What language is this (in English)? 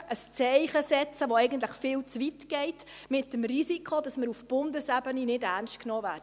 Swiss German